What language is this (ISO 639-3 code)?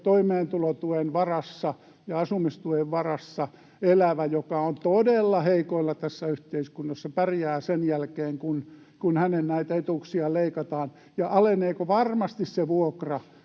fin